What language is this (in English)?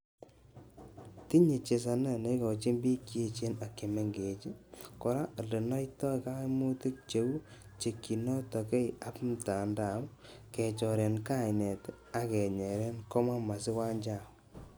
Kalenjin